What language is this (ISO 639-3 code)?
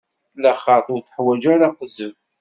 kab